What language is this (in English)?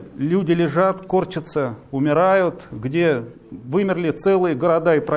Russian